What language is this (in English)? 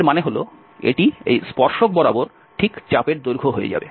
Bangla